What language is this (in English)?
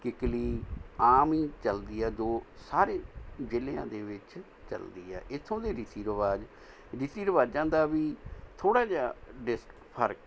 Punjabi